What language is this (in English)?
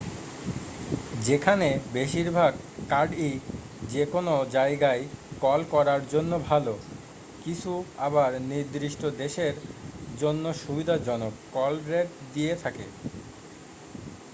Bangla